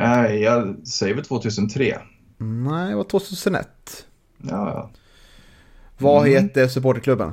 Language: Swedish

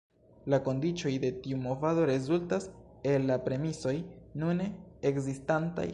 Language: Esperanto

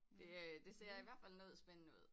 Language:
Danish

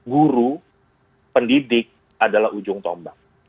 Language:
Indonesian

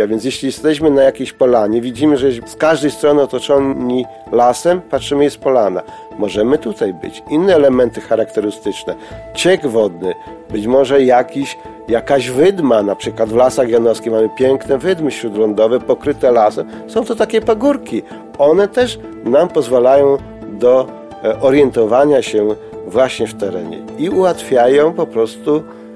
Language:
Polish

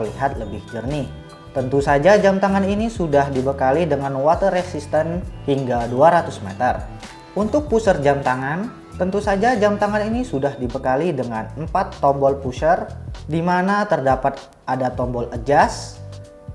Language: Indonesian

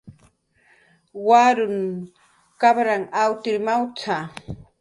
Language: Jaqaru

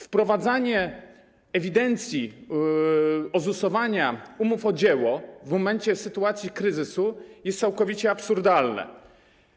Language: Polish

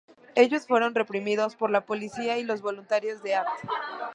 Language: Spanish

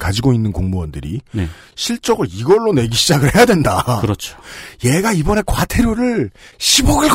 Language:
Korean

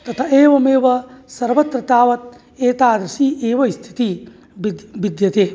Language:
Sanskrit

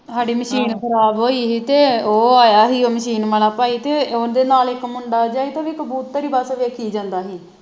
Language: Punjabi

